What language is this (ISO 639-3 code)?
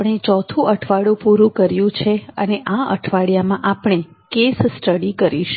guj